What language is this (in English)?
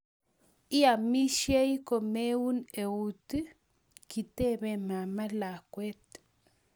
Kalenjin